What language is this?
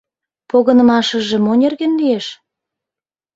Mari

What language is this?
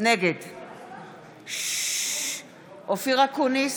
Hebrew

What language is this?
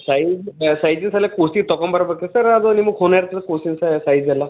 Kannada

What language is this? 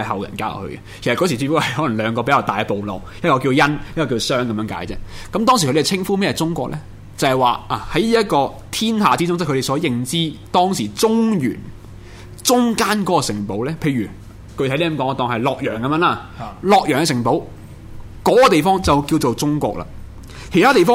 Chinese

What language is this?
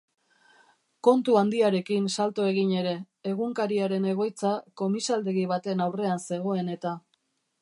Basque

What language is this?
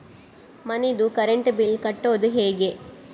Kannada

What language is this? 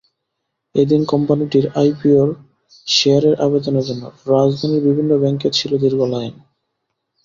Bangla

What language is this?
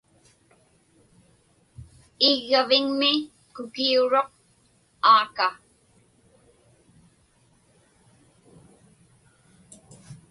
Inupiaq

